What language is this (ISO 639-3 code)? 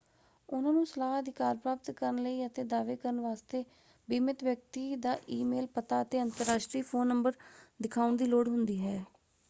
pan